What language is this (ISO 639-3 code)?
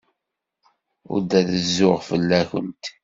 kab